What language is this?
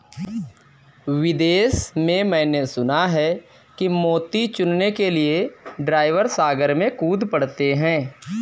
Hindi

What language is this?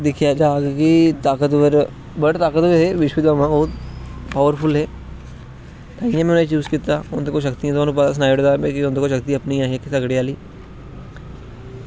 Dogri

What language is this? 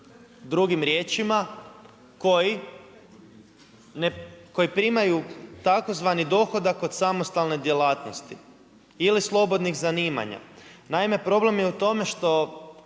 Croatian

